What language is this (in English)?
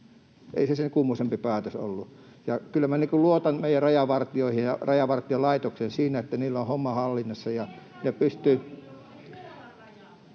Finnish